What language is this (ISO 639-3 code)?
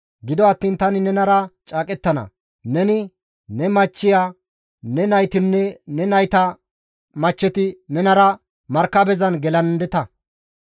gmv